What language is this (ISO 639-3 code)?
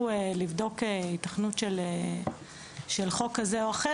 heb